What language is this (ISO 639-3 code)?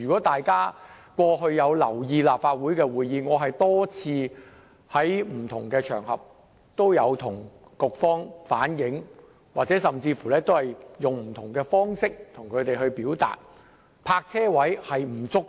yue